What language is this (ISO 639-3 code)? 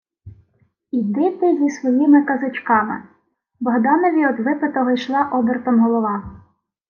ukr